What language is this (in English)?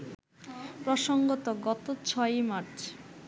Bangla